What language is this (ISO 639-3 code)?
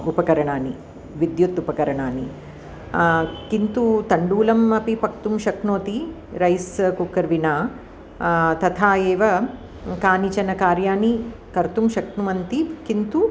san